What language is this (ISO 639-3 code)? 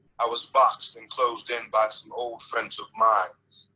eng